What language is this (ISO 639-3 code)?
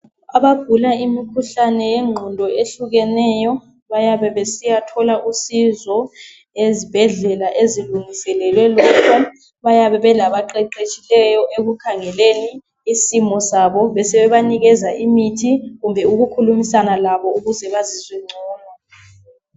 nde